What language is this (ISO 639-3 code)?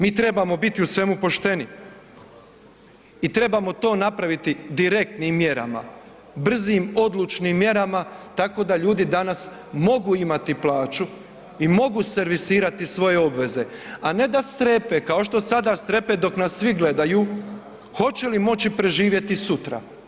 hrv